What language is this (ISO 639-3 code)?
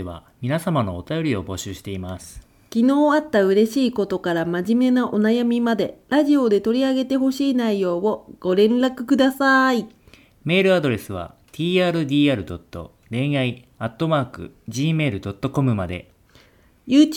jpn